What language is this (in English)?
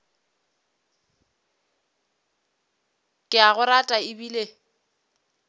Northern Sotho